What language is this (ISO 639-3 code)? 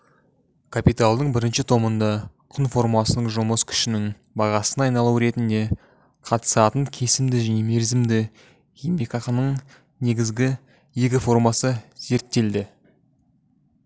kaz